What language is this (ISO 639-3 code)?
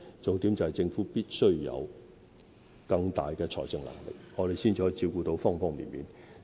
yue